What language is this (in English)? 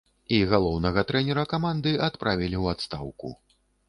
Belarusian